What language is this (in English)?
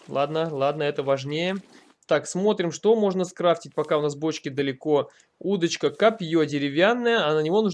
Russian